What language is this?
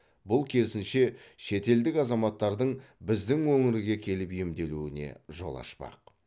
Kazakh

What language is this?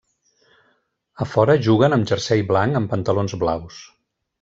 Catalan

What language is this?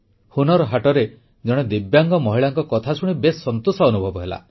Odia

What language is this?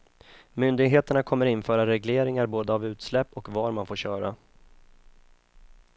Swedish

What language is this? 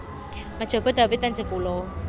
Javanese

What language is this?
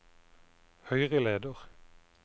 Norwegian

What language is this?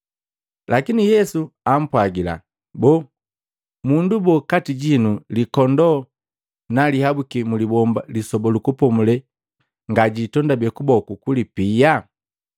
Matengo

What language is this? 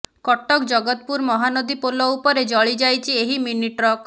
Odia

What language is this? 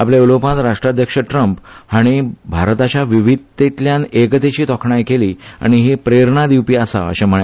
Konkani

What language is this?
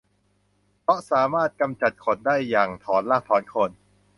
Thai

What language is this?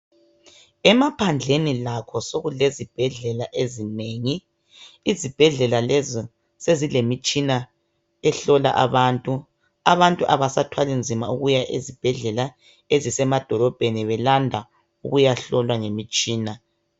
North Ndebele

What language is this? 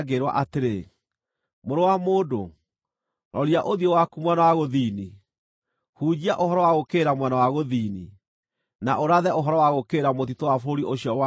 Kikuyu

